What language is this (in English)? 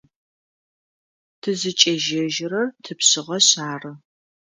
Adyghe